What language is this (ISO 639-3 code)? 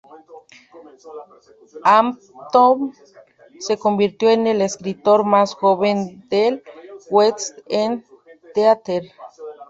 spa